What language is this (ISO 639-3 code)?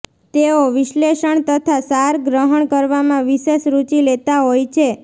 guj